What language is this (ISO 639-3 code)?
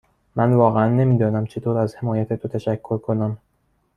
fas